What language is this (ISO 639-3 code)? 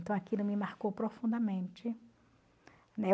por